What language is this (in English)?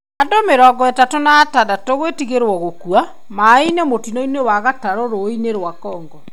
Kikuyu